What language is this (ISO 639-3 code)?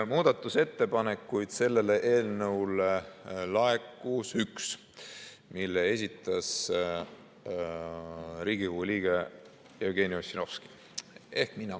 est